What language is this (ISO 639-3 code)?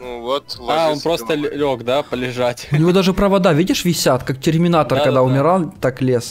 rus